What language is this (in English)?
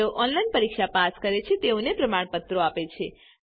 Gujarati